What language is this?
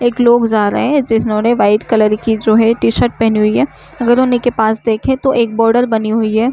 Hindi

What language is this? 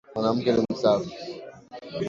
Swahili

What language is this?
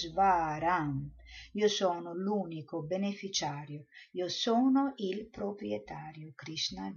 Italian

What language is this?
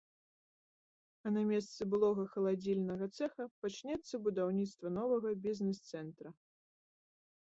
Belarusian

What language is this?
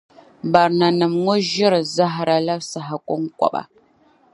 Dagbani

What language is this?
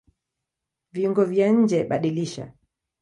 Swahili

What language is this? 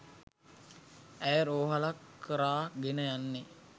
Sinhala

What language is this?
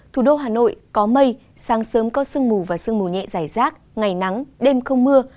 Vietnamese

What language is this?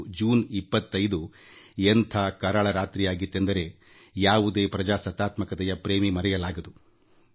Kannada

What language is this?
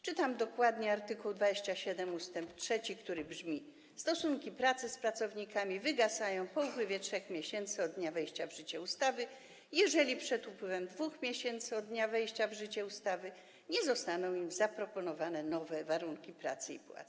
Polish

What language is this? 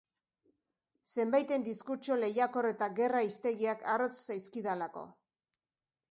Basque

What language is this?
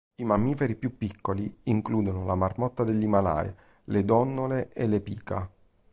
Italian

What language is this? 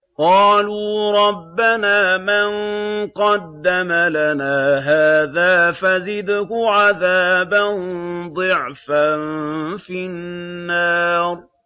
Arabic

